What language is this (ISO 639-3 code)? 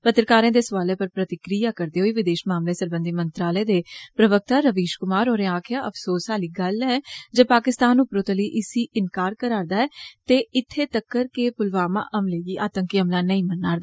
doi